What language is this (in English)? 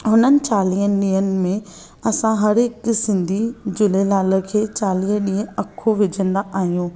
Sindhi